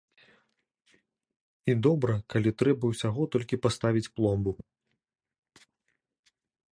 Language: Belarusian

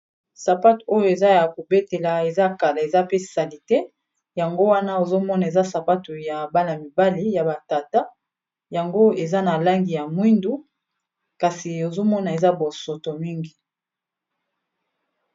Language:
Lingala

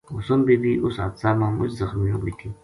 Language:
Gujari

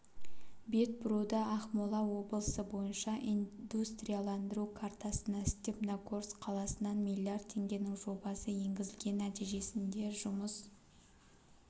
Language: Kazakh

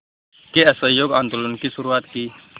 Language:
Hindi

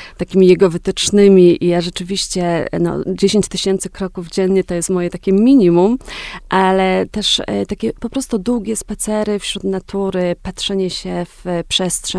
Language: Polish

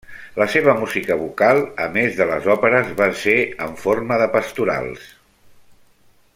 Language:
Catalan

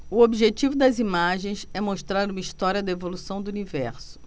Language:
Portuguese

